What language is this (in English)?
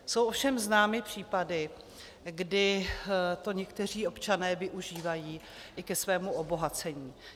Czech